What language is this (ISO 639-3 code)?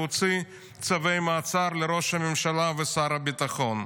heb